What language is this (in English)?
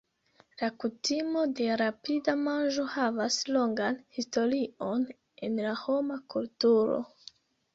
Esperanto